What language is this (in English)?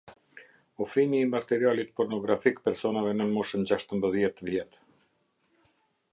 Albanian